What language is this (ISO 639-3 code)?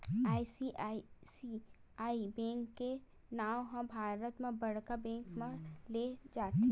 hne